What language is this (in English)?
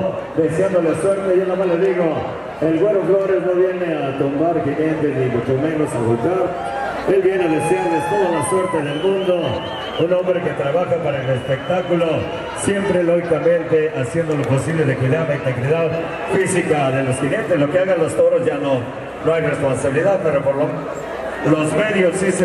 Spanish